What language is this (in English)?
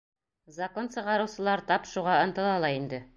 Bashkir